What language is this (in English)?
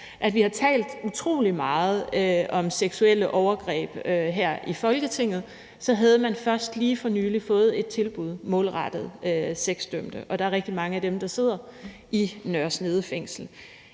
Danish